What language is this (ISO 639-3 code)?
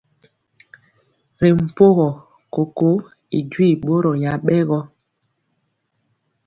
mcx